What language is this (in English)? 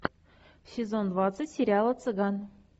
Russian